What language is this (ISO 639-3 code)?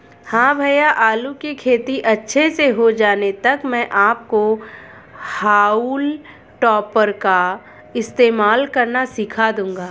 hin